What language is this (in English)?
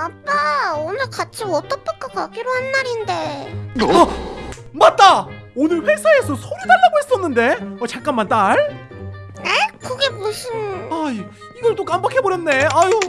Korean